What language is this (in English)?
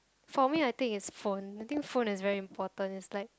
English